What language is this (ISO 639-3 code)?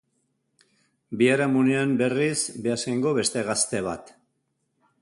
eus